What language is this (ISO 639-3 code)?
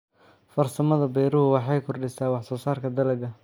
som